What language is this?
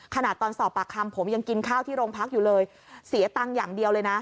Thai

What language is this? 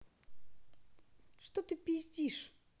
Russian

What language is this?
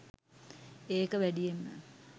Sinhala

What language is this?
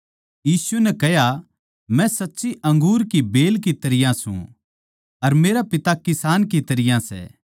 Haryanvi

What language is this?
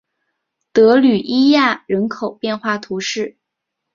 Chinese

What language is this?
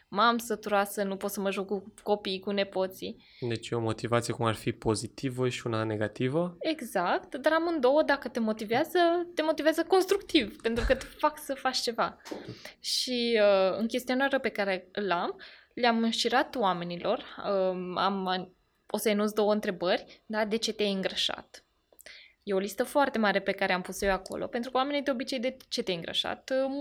Romanian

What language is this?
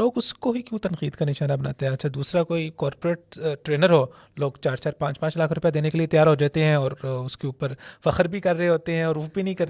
Urdu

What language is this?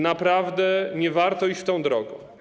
Polish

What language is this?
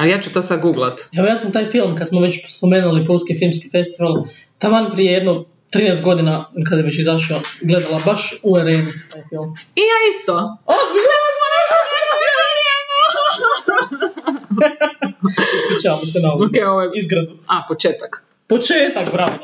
Croatian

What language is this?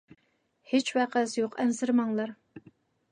Uyghur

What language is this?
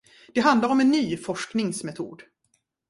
Swedish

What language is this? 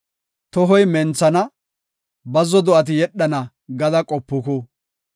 Gofa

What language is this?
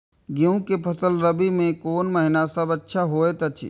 Maithili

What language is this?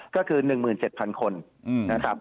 Thai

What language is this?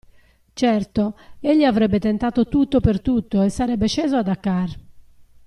Italian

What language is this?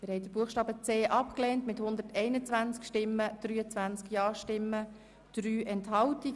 Swiss German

